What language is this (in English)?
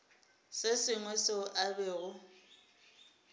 Northern Sotho